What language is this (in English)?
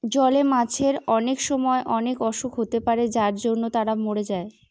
Bangla